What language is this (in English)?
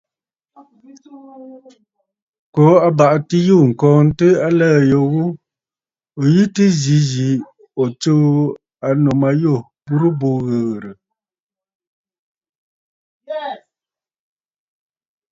Bafut